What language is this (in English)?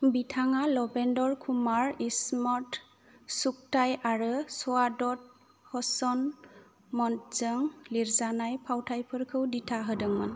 Bodo